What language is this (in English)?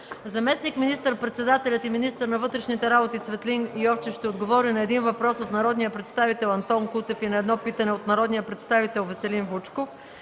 Bulgarian